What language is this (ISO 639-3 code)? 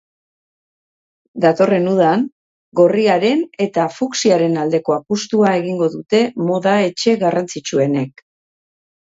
eus